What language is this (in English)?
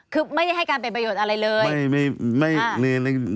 Thai